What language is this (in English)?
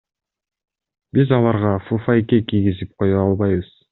Kyrgyz